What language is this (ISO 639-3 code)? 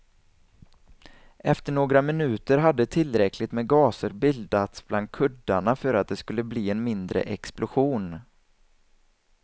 swe